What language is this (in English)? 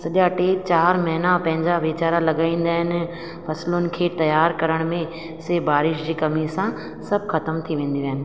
Sindhi